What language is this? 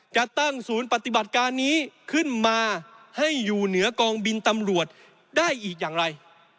Thai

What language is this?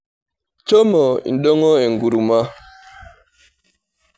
Masai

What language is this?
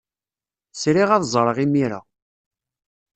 Kabyle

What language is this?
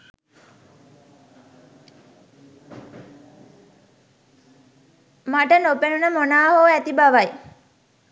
Sinhala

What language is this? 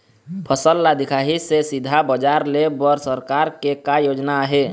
Chhattisgarhi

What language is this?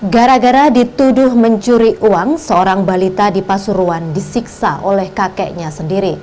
Indonesian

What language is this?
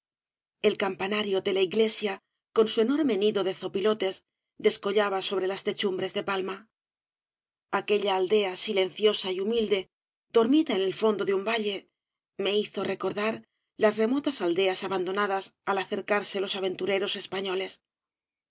Spanish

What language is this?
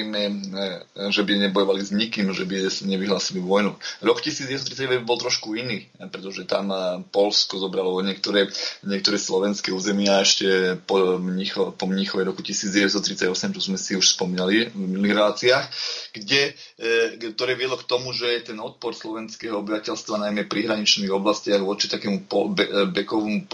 Slovak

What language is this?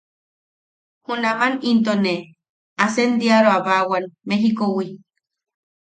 Yaqui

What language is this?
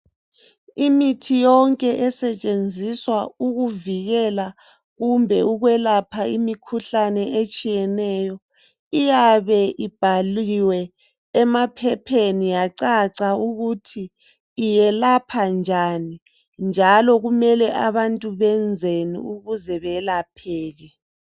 North Ndebele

